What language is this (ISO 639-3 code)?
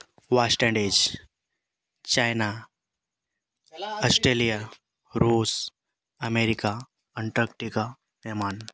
sat